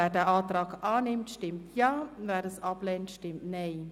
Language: Swiss German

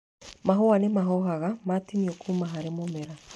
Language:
Kikuyu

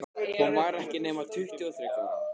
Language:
Icelandic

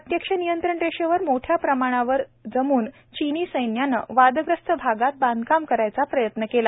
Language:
Marathi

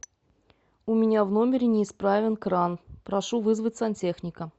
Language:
Russian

